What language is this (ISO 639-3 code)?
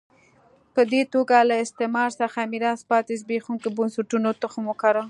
pus